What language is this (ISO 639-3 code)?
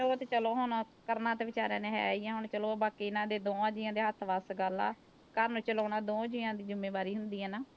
pan